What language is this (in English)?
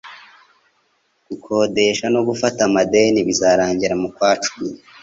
Kinyarwanda